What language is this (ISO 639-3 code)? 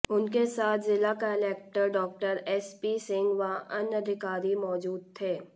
hin